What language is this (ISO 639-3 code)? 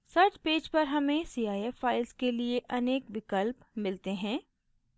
hin